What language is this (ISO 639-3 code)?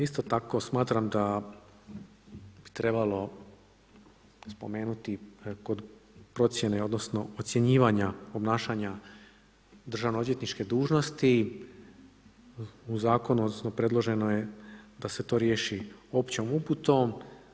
hrv